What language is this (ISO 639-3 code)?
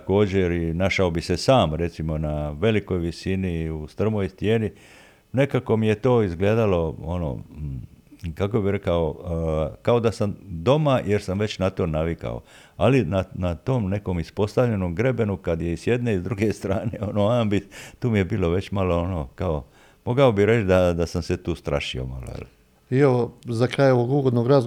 hrv